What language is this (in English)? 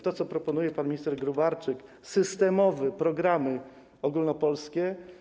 Polish